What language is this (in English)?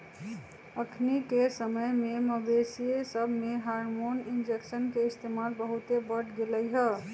Magahi